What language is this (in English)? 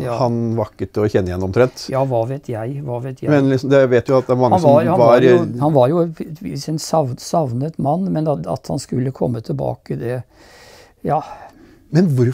Norwegian